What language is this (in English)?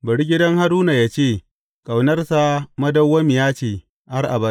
Hausa